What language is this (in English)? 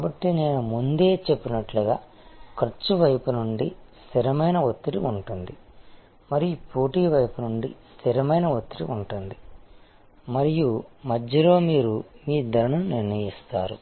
Telugu